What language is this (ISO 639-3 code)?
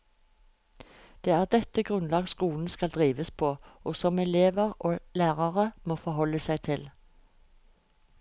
nor